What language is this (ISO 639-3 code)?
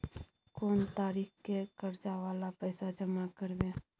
mai